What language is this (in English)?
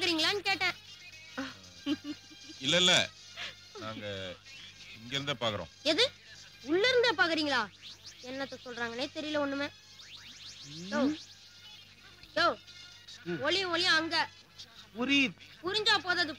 Tamil